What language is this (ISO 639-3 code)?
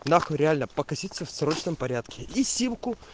rus